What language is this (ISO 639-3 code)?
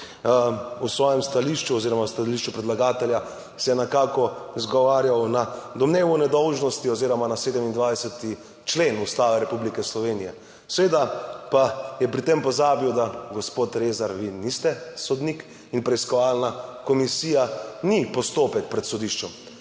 slv